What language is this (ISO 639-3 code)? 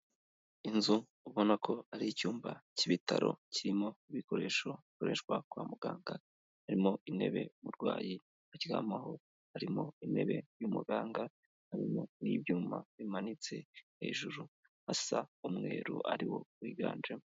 kin